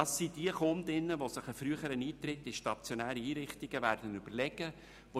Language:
Swiss German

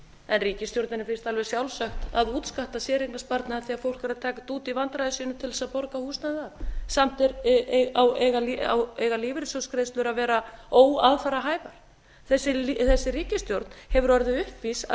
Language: Icelandic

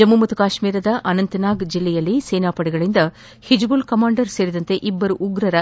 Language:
Kannada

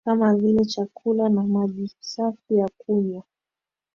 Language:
Swahili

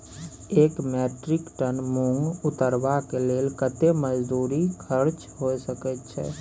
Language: Maithili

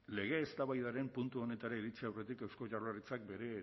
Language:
Basque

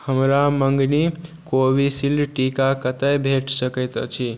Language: Maithili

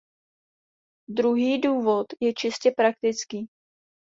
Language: Czech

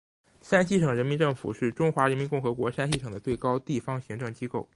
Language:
Chinese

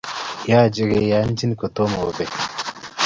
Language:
Kalenjin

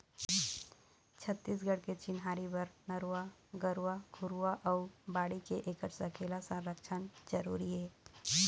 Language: Chhattisgarhi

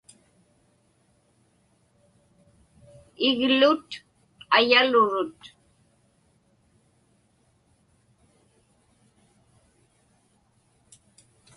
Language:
Inupiaq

